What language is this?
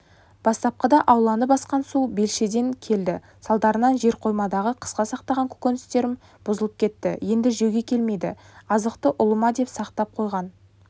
Kazakh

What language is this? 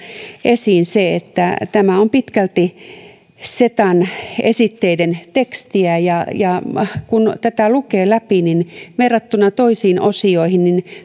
Finnish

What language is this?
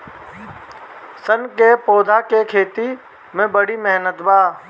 Bhojpuri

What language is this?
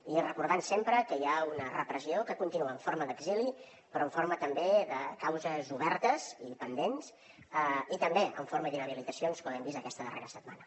Catalan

